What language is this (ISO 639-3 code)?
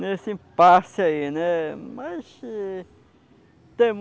por